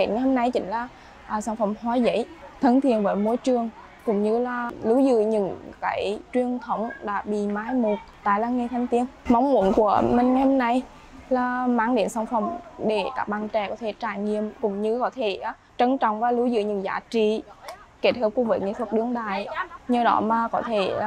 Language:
Vietnamese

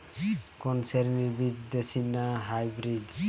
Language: Bangla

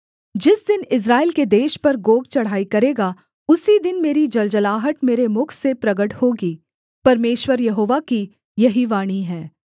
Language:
Hindi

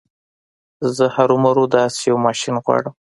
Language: Pashto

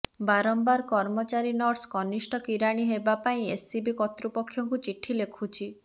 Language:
Odia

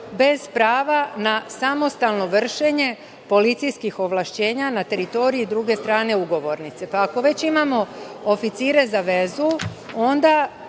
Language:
Serbian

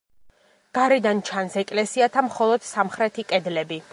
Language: Georgian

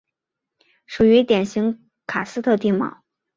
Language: Chinese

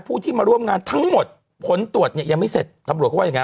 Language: Thai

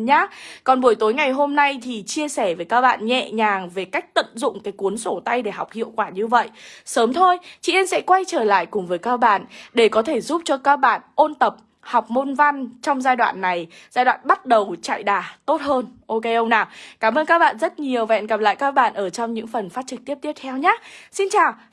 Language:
Vietnamese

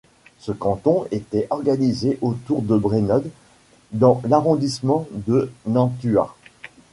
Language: French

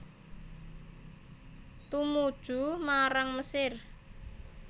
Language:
Javanese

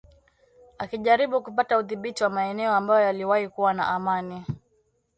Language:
Swahili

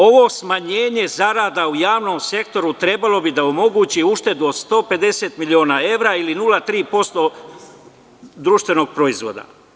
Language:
Serbian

